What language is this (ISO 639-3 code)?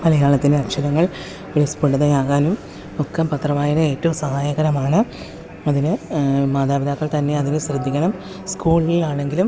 mal